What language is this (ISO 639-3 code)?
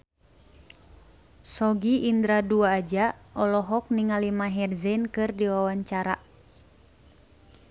sun